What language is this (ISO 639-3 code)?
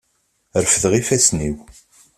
kab